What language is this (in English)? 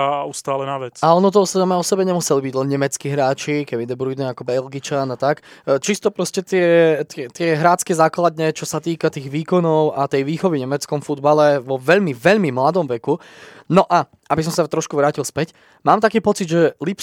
Slovak